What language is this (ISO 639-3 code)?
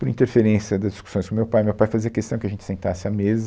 por